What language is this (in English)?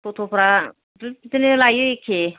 Bodo